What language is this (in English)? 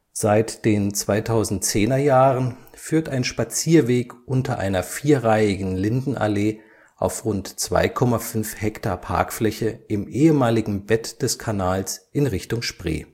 German